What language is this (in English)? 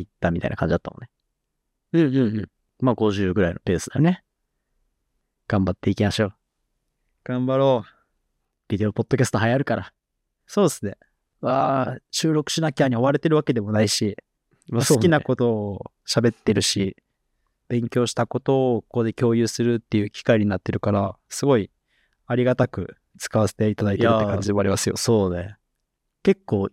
Japanese